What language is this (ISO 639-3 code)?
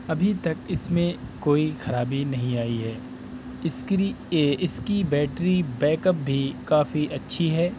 urd